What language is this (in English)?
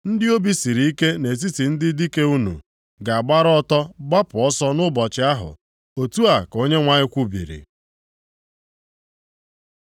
Igbo